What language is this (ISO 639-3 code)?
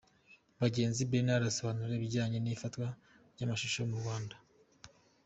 kin